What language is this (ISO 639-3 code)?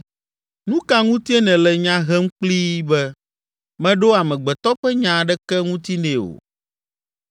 ewe